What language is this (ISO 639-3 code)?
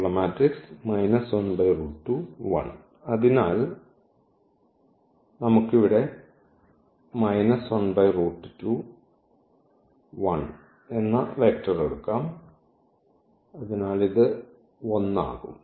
mal